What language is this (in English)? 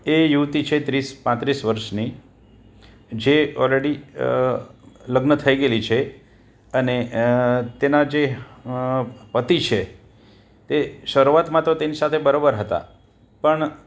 Gujarati